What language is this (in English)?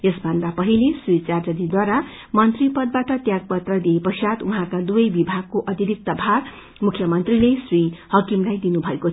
Nepali